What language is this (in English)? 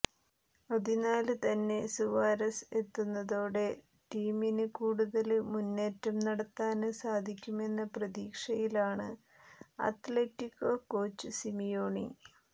Malayalam